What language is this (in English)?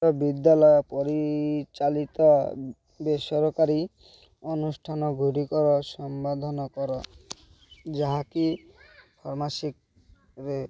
Odia